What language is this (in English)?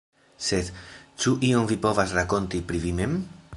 Esperanto